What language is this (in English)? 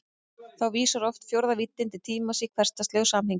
Icelandic